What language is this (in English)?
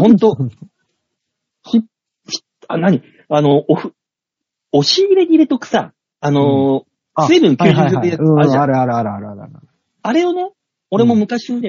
Japanese